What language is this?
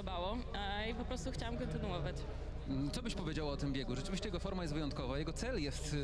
Polish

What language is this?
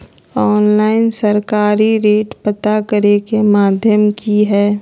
Magahi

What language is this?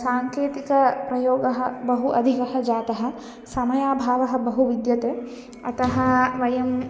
Sanskrit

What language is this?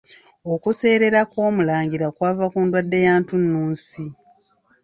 Ganda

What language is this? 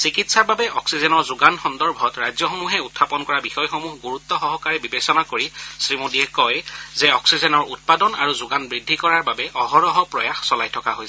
Assamese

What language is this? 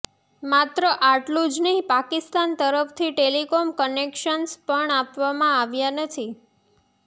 Gujarati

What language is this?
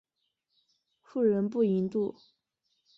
Chinese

